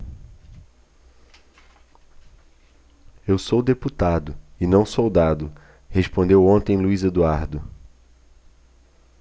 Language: Portuguese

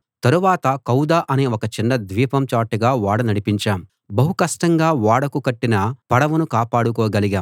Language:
Telugu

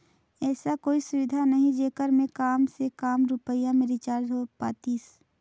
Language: Chhattisgarhi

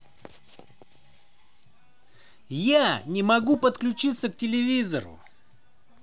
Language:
Russian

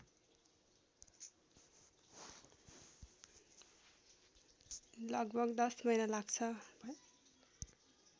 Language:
Nepali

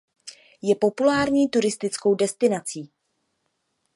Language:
Czech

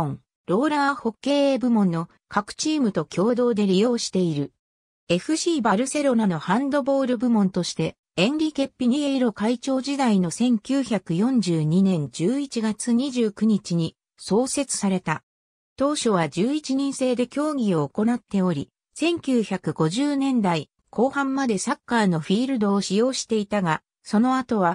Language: Japanese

